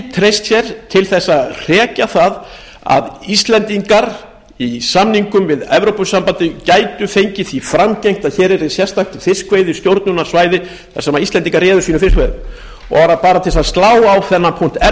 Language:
Icelandic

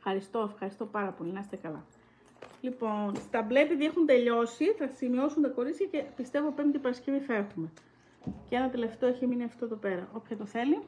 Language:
Greek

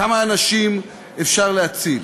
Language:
Hebrew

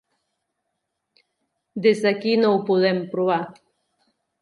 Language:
Catalan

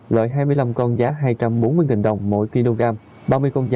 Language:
Vietnamese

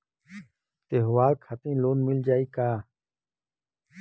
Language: Bhojpuri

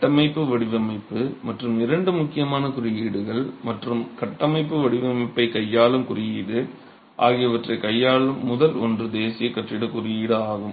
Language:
Tamil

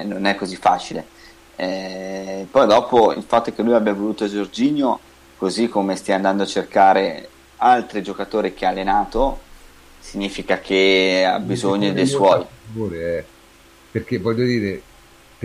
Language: Italian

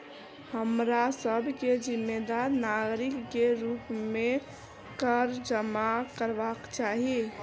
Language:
Maithili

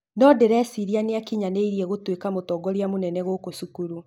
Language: Kikuyu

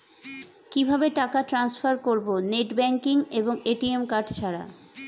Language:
Bangla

